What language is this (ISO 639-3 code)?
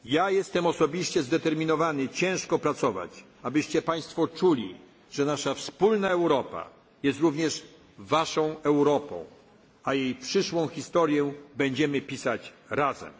pol